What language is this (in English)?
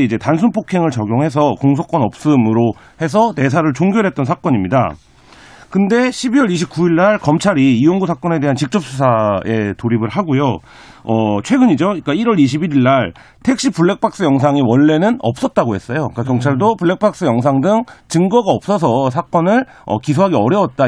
Korean